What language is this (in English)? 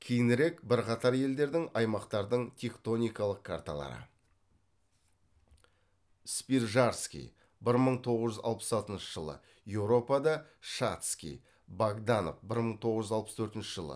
Kazakh